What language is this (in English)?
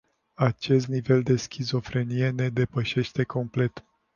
Romanian